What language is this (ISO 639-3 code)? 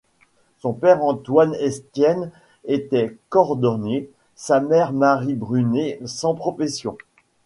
fra